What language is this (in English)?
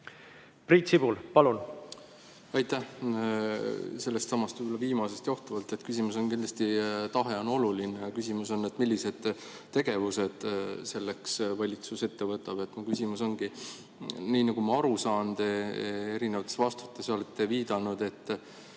Estonian